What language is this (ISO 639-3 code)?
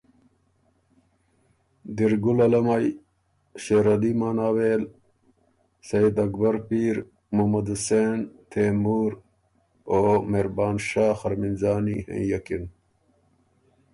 oru